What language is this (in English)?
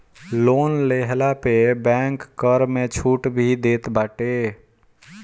Bhojpuri